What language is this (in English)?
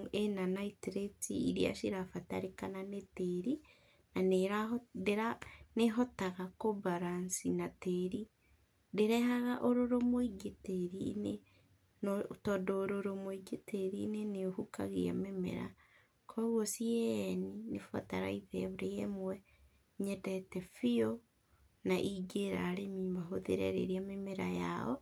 Kikuyu